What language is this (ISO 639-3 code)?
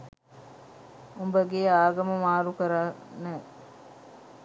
sin